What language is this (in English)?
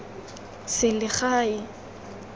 Tswana